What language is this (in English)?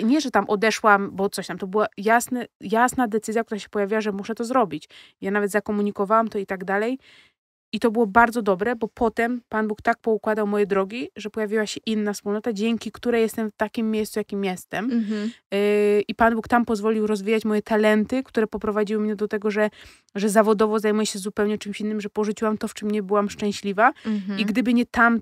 Polish